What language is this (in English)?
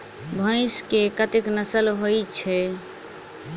Maithili